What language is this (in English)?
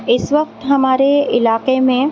Urdu